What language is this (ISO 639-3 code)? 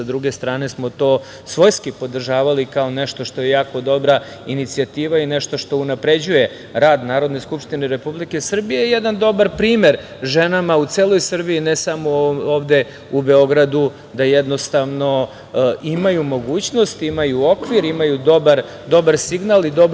srp